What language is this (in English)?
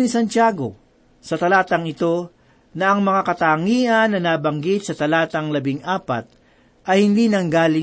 Filipino